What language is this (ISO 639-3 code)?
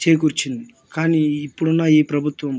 tel